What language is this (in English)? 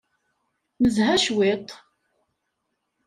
Kabyle